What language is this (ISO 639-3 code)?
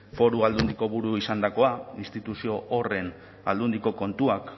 eus